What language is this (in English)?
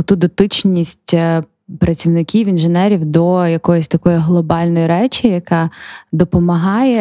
Ukrainian